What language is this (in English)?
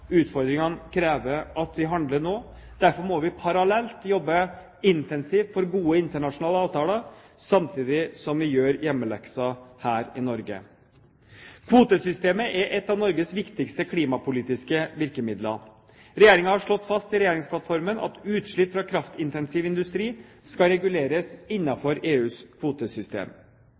Norwegian Bokmål